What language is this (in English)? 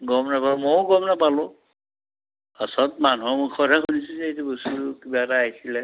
Assamese